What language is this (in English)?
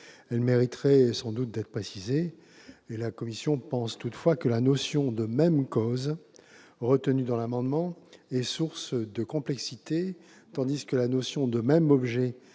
French